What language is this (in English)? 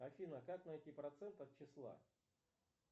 Russian